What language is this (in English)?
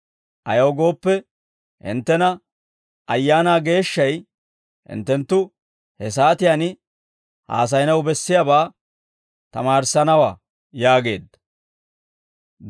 Dawro